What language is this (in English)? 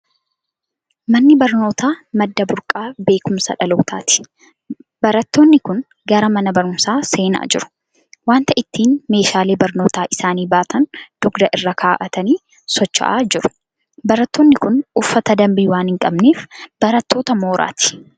Oromo